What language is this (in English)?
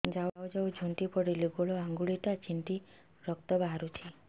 Odia